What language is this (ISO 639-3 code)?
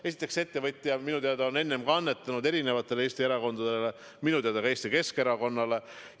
est